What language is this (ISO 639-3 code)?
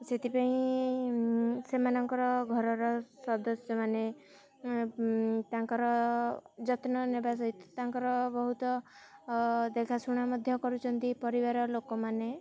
ori